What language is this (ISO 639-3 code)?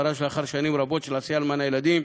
heb